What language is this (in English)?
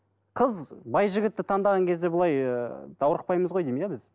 Kazakh